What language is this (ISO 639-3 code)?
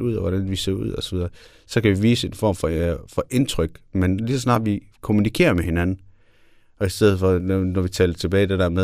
dan